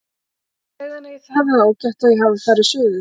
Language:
Icelandic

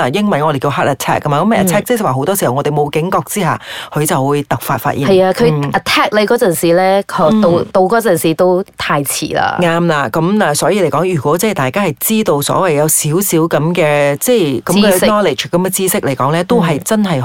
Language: Chinese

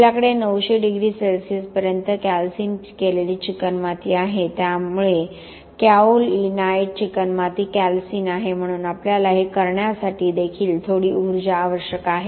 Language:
Marathi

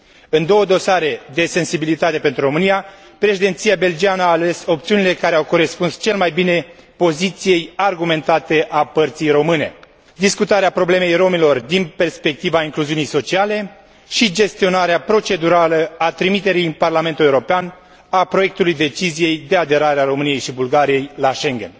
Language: Romanian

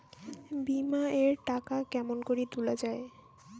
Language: Bangla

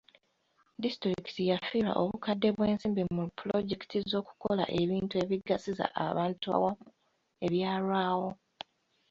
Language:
Ganda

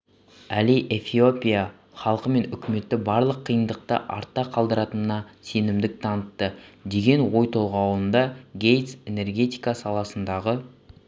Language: Kazakh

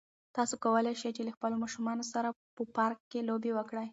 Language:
Pashto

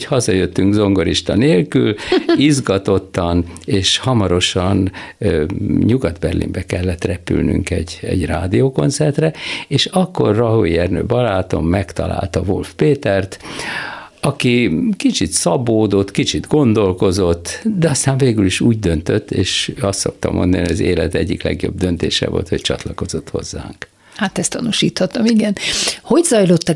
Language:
Hungarian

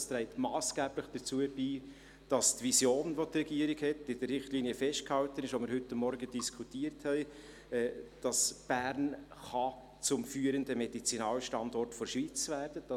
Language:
Swiss German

